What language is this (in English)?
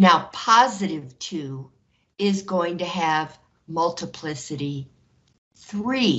English